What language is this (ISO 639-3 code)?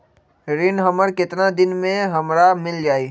mag